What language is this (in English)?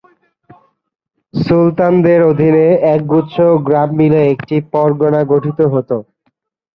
Bangla